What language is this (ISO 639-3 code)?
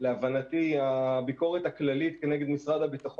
heb